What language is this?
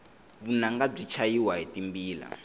Tsonga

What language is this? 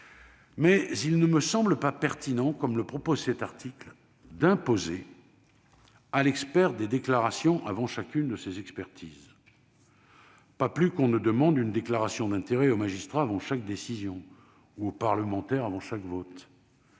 French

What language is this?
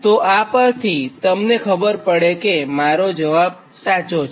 Gujarati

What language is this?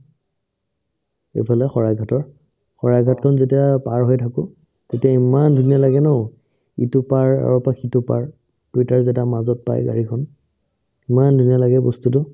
Assamese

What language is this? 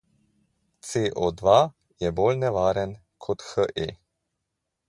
Slovenian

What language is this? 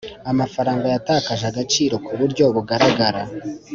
Kinyarwanda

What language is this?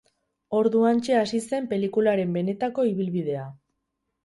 Basque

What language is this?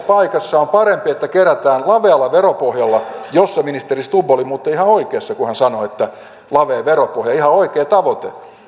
Finnish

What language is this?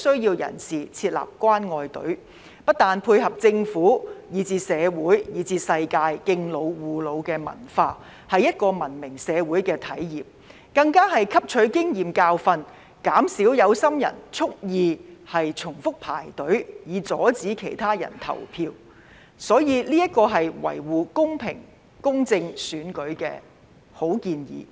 Cantonese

